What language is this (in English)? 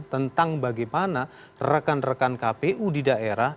Indonesian